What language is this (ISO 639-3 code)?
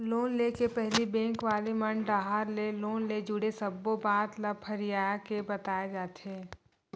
hne